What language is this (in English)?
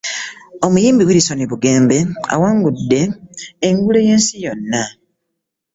Ganda